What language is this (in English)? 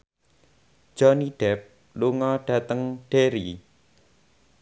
Javanese